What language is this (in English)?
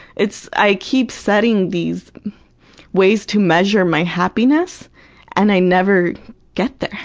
English